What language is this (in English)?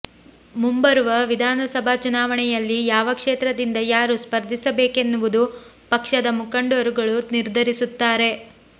Kannada